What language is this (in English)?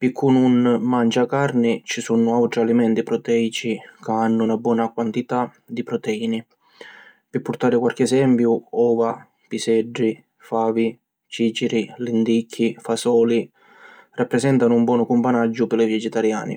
Sicilian